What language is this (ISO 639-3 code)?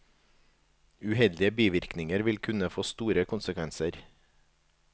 nor